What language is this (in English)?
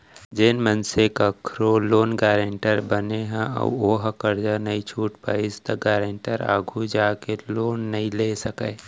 Chhattisgarhi